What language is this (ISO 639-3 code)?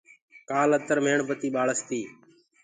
ggg